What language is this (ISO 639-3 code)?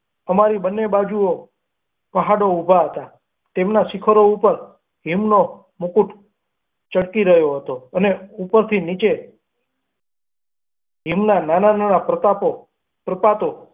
guj